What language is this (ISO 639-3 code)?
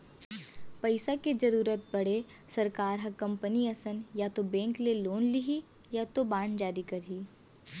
hne